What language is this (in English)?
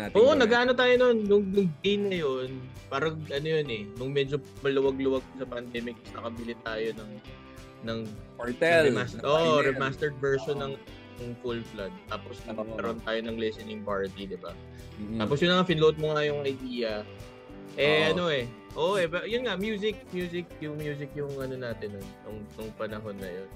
Filipino